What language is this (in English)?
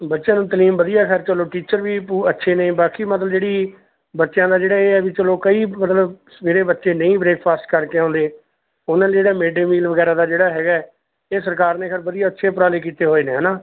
Punjabi